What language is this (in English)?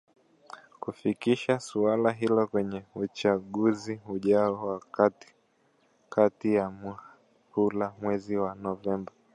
Swahili